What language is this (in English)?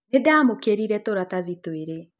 Kikuyu